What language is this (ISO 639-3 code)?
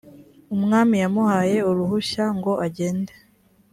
kin